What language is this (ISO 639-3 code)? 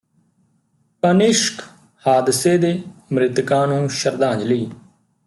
pan